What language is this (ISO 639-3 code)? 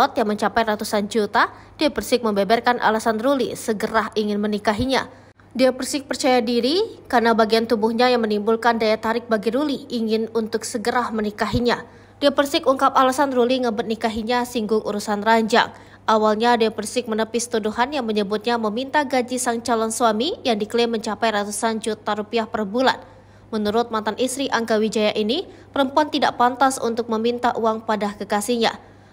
ind